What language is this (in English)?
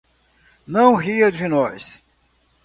Portuguese